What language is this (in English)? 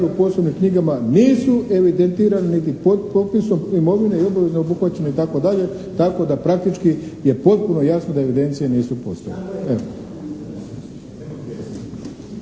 Croatian